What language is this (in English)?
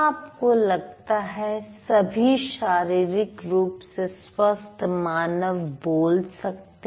Hindi